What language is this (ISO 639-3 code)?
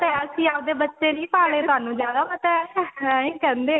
pan